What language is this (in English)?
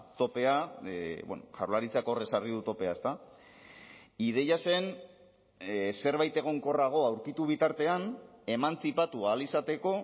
Basque